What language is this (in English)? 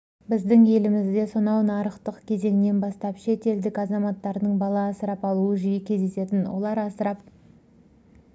Kazakh